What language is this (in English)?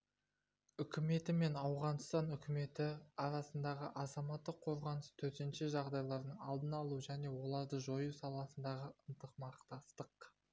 Kazakh